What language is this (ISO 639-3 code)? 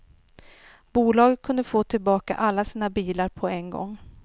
swe